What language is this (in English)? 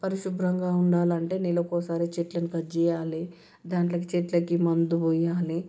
Telugu